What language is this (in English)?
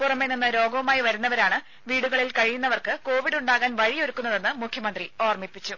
Malayalam